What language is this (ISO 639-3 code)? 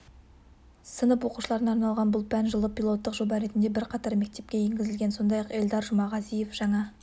kaz